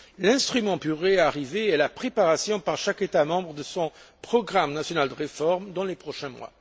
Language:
French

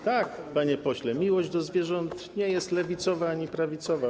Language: Polish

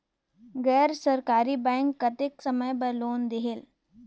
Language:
Chhattisgarhi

